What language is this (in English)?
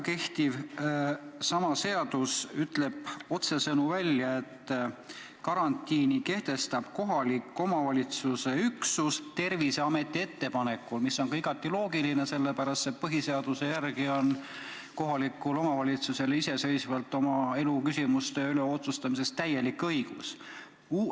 Estonian